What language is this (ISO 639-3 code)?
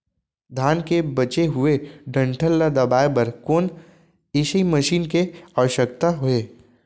hne